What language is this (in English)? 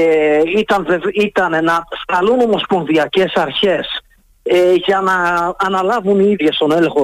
Greek